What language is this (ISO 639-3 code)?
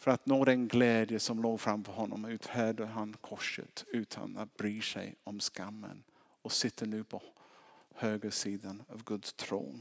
swe